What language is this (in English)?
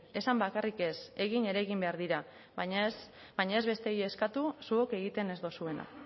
Basque